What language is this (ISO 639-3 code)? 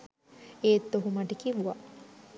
sin